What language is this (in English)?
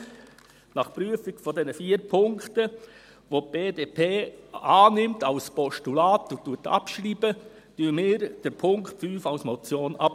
Swiss German